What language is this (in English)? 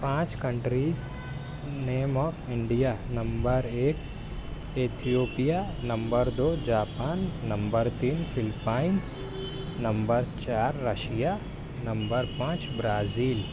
Urdu